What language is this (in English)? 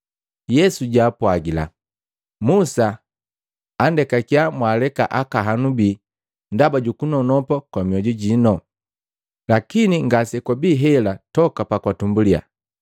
Matengo